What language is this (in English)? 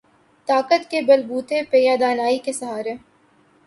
Urdu